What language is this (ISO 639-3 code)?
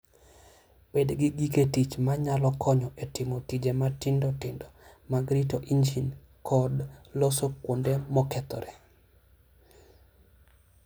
luo